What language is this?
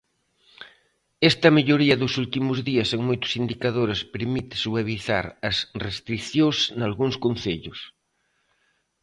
Galician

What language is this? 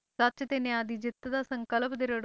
Punjabi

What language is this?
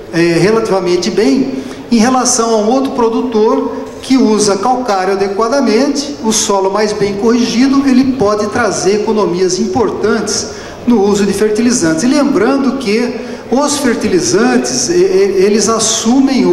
Portuguese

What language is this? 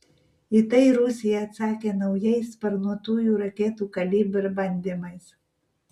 Lithuanian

